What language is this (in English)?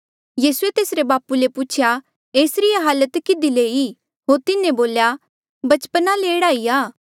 Mandeali